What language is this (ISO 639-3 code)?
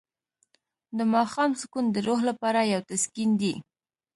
pus